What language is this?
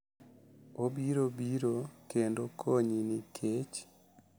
Luo (Kenya and Tanzania)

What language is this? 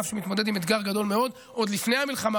Hebrew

